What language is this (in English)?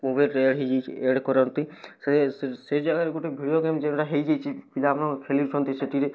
Odia